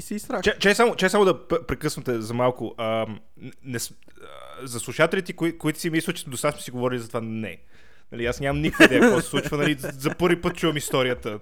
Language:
Bulgarian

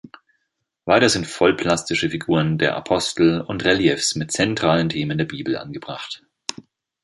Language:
German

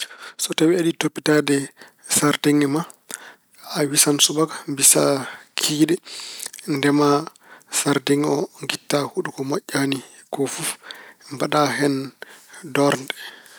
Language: Fula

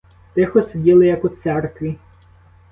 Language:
Ukrainian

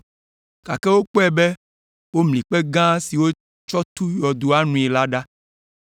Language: Ewe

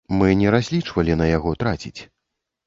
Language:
Belarusian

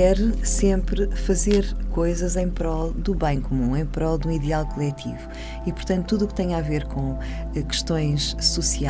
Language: Portuguese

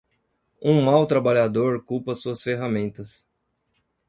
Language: Portuguese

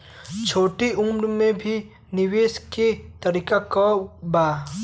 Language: Bhojpuri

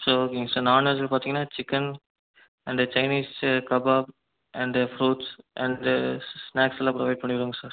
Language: Tamil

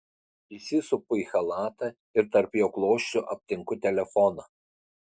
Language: Lithuanian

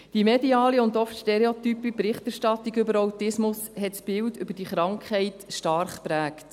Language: Swiss German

